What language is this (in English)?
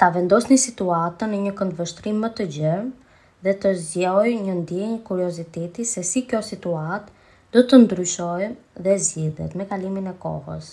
Romanian